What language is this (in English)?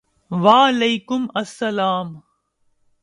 Urdu